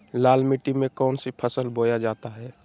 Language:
Magahi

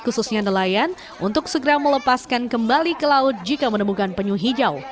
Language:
Indonesian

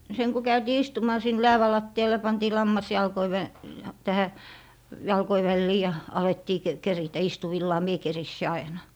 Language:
Finnish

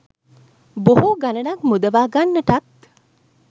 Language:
Sinhala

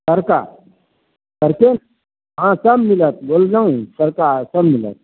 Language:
Maithili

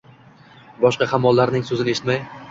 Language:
Uzbek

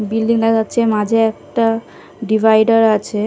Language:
Bangla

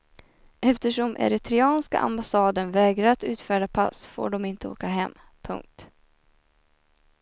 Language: Swedish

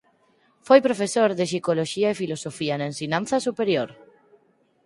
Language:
Galician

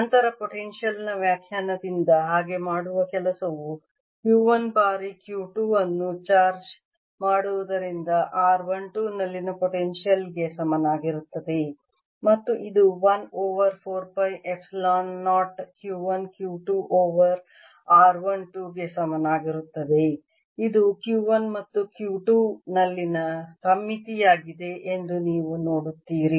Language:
Kannada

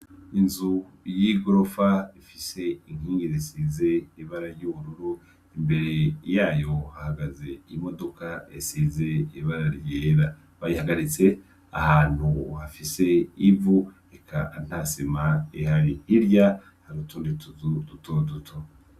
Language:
Rundi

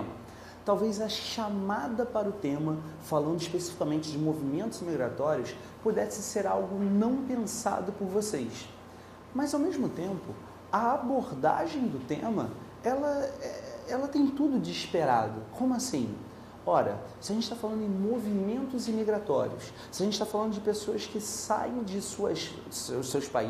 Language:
Portuguese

